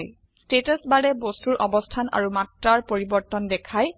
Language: Assamese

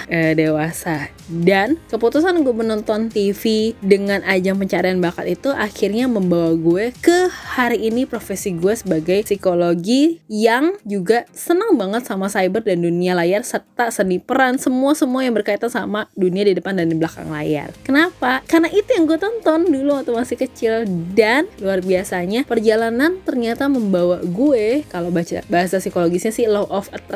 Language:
Indonesian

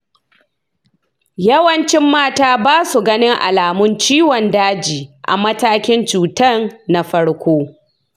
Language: Hausa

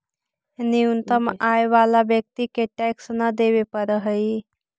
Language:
Magahi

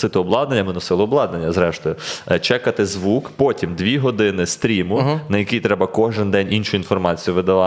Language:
Ukrainian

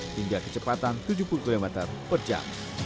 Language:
Indonesian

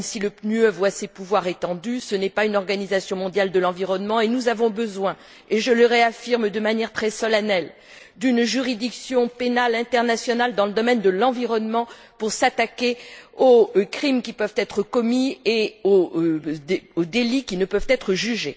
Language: French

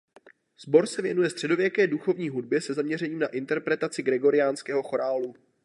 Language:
Czech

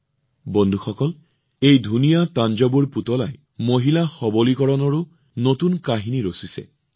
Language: Assamese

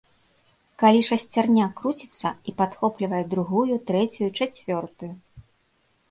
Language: Belarusian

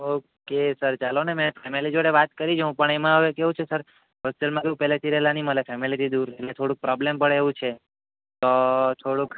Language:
Gujarati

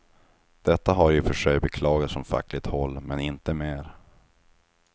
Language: Swedish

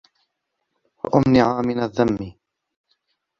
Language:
Arabic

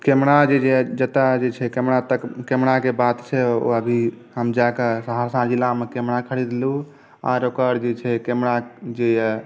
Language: Maithili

